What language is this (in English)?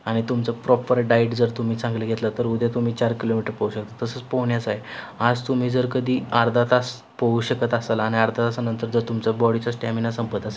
Marathi